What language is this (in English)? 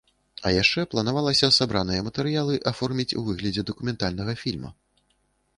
Belarusian